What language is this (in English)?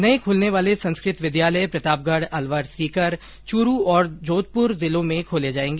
Hindi